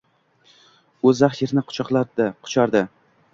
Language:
Uzbek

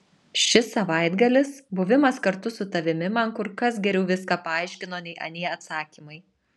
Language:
Lithuanian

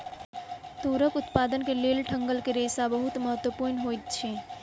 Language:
Maithili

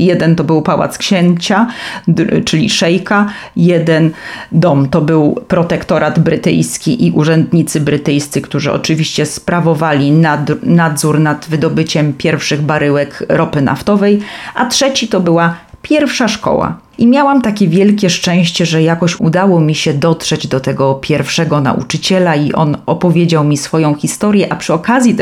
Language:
Polish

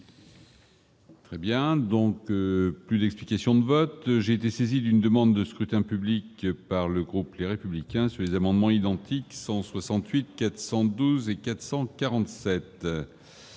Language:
French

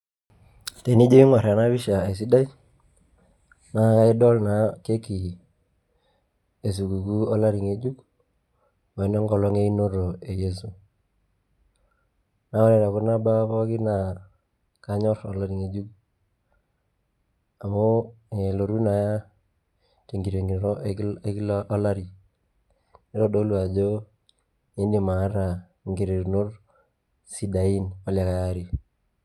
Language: Masai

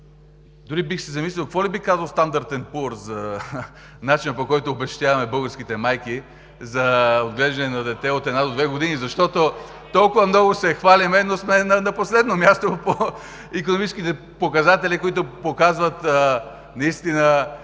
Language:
Bulgarian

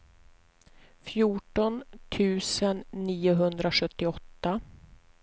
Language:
Swedish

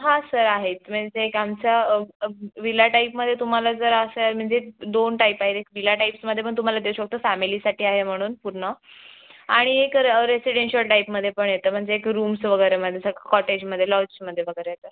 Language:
Marathi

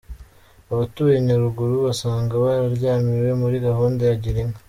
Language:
Kinyarwanda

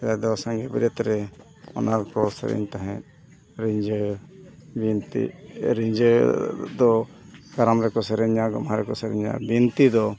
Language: Santali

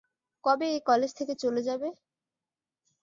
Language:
Bangla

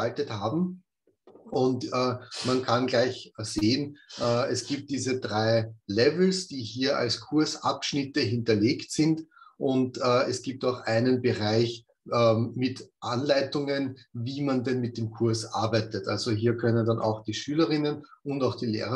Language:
German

